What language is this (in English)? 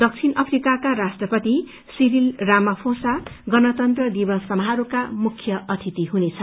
Nepali